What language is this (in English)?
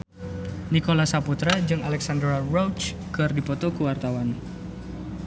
Sundanese